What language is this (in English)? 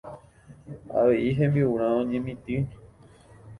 Guarani